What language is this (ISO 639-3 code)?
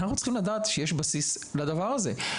heb